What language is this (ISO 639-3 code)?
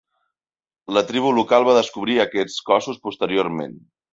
cat